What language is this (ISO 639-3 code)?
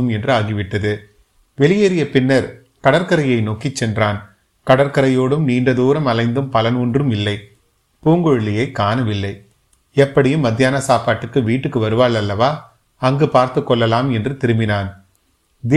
tam